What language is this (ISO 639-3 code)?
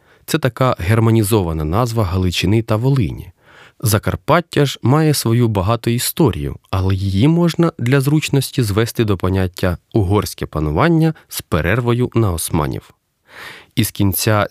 ukr